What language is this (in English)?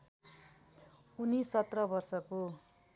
Nepali